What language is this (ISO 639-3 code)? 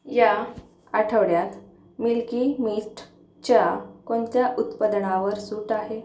mar